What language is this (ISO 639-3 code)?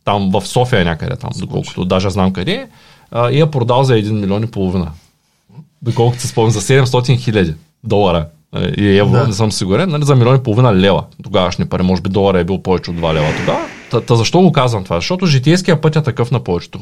bul